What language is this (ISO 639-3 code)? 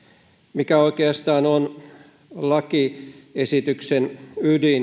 fin